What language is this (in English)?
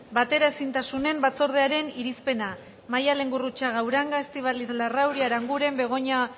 Basque